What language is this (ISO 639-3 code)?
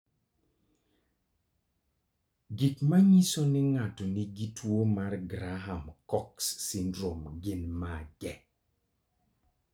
luo